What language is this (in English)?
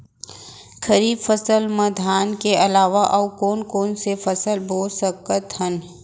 Chhattisgarhi